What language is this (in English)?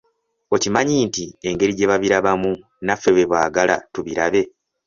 Ganda